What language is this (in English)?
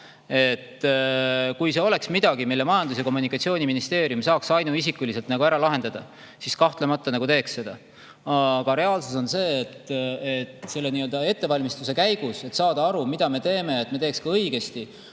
Estonian